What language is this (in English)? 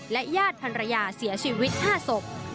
Thai